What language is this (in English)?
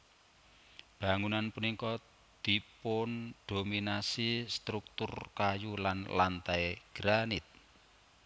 Javanese